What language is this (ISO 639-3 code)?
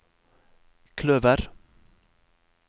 nor